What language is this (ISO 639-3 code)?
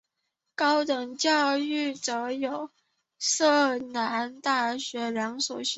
zho